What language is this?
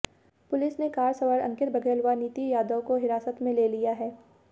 Hindi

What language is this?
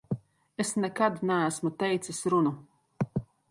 Latvian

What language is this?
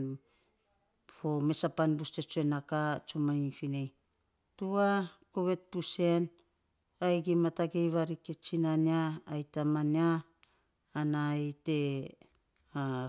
Saposa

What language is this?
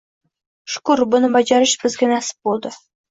Uzbek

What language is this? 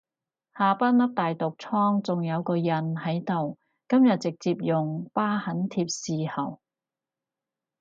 Cantonese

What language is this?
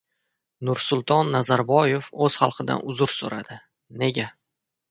Uzbek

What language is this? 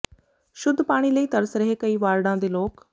Punjabi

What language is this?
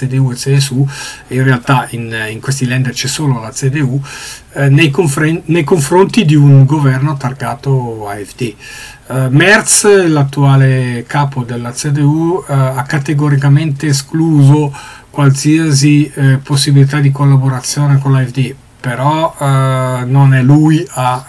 Italian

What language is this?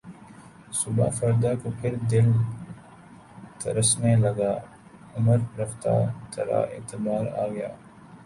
Urdu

